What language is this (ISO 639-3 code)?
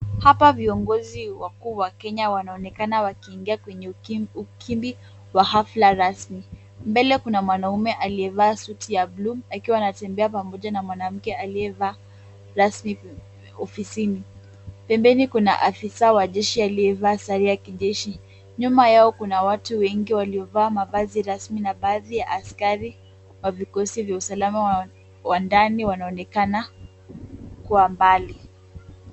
swa